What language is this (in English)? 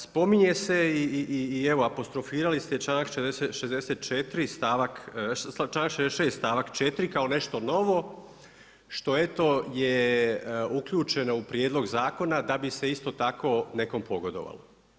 Croatian